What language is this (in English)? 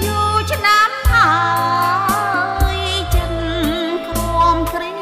Thai